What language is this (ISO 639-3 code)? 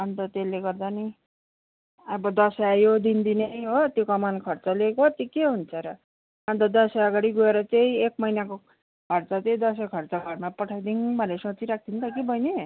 nep